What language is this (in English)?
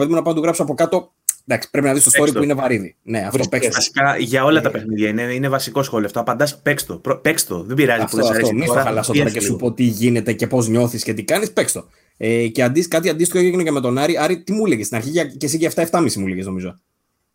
Greek